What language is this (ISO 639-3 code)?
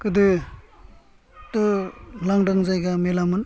brx